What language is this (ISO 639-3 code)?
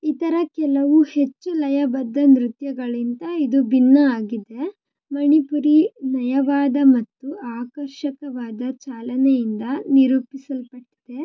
kan